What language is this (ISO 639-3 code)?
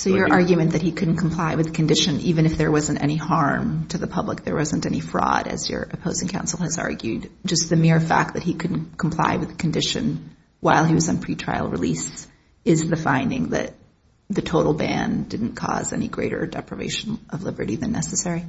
eng